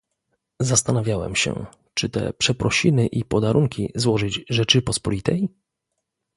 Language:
Polish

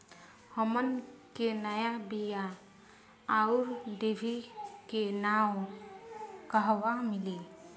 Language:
Bhojpuri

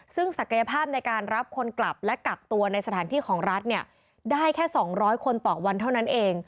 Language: Thai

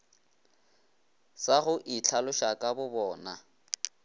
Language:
Northern Sotho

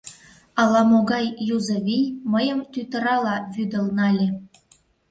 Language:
Mari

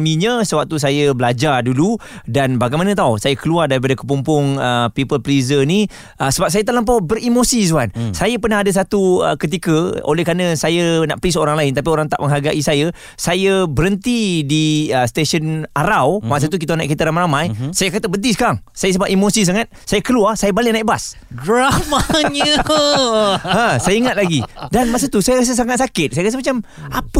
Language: Malay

